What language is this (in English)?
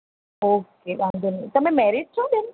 Gujarati